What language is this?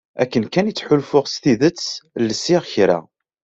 Kabyle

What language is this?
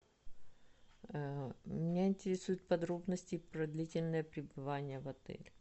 Russian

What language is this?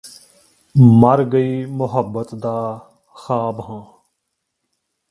Punjabi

